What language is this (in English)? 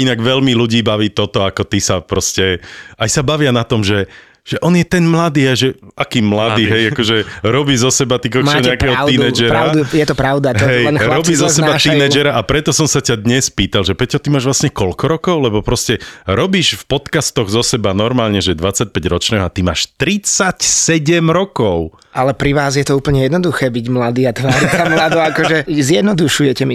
Slovak